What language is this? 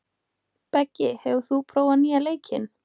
Icelandic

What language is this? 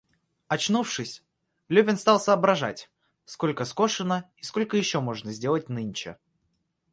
Russian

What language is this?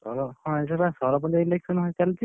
Odia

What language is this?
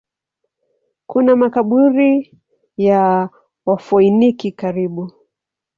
Swahili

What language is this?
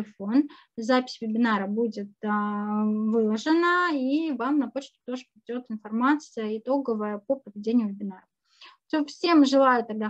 Russian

